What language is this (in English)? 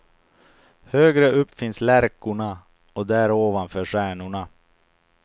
Swedish